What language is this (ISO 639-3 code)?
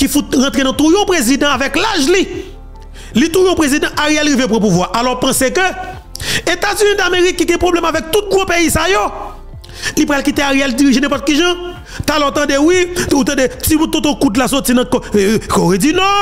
fra